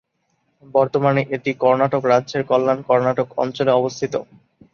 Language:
Bangla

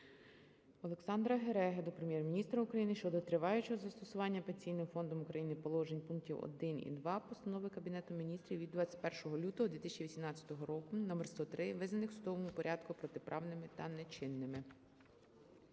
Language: Ukrainian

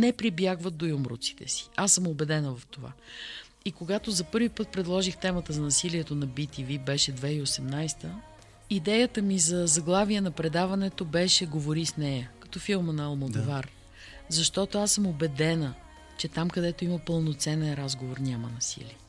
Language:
Bulgarian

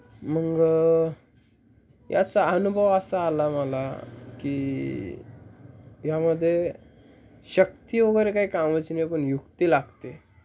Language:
Marathi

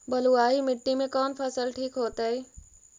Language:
Magahi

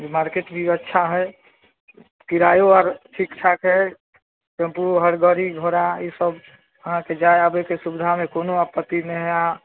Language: Maithili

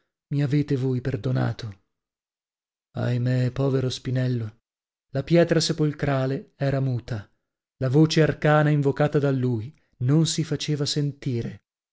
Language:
Italian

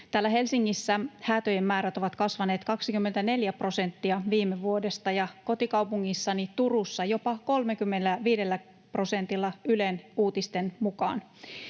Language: Finnish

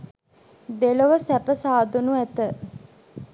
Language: Sinhala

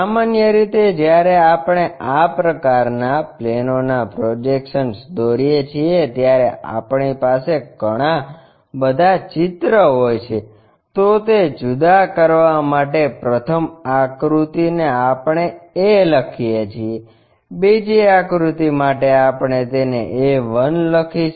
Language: Gujarati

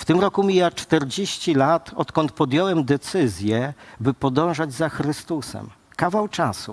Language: Polish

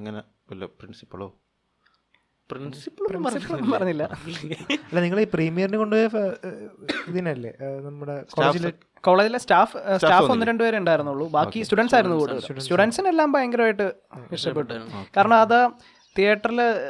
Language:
Malayalam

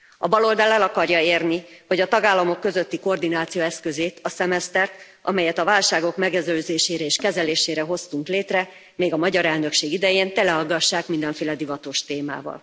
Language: Hungarian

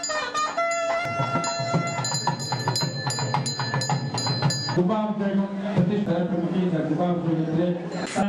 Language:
Indonesian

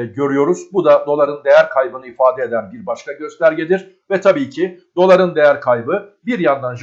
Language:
Turkish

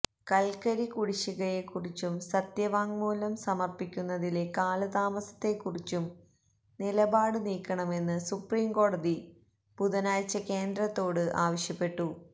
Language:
Malayalam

